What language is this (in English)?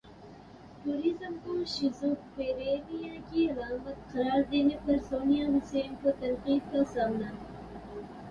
Urdu